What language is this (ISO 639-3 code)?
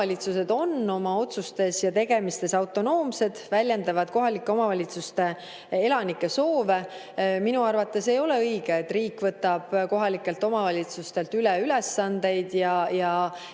est